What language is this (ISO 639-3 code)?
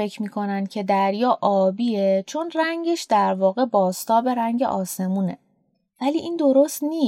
fas